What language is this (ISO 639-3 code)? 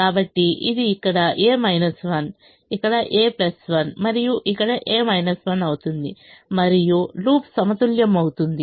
tel